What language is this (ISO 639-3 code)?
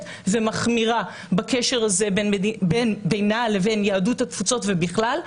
heb